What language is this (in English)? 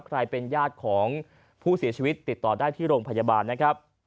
Thai